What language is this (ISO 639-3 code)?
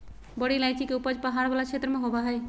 mag